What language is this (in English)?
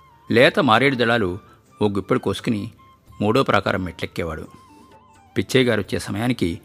Telugu